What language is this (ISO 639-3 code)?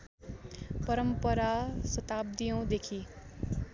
nep